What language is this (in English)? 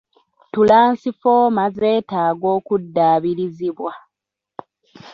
Ganda